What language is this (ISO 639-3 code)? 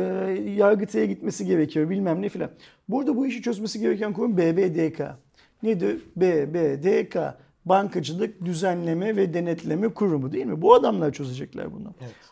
tur